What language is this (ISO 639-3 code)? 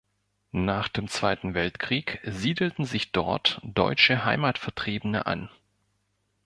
deu